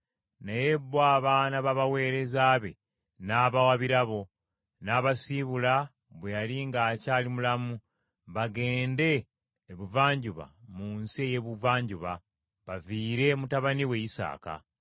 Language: Ganda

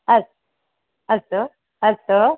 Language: Sanskrit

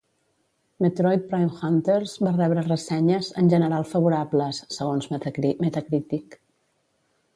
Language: Catalan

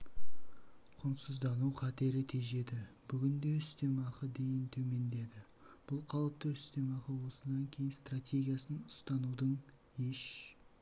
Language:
Kazakh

